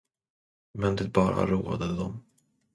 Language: Swedish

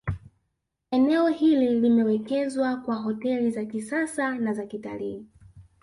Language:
Swahili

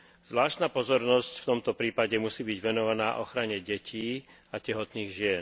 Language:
Slovak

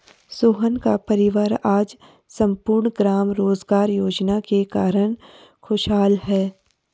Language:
Hindi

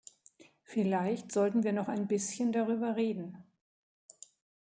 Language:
German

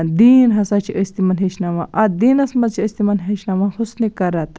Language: Kashmiri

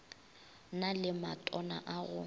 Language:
Northern Sotho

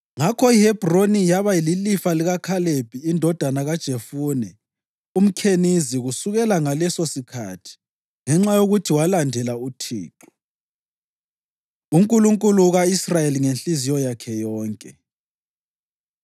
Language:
North Ndebele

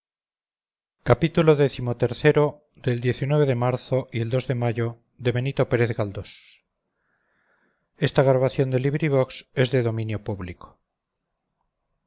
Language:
Spanish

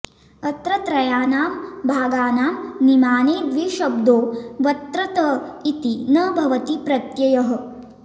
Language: Sanskrit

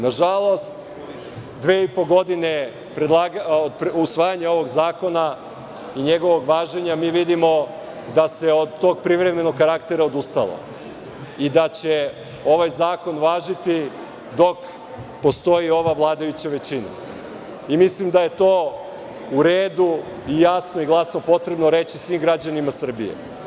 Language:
Serbian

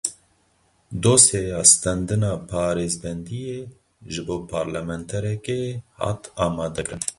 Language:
Kurdish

